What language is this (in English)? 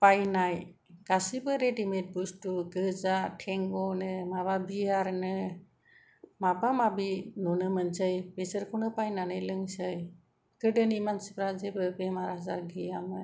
Bodo